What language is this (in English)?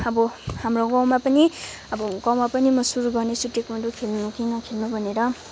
Nepali